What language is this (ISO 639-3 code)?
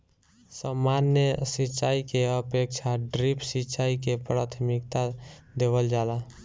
bho